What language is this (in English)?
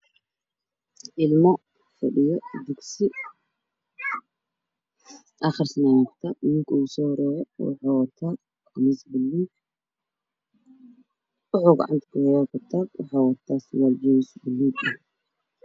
Somali